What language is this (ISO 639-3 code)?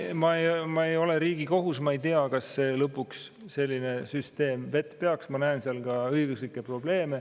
est